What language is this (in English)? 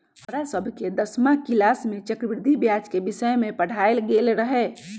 Magahi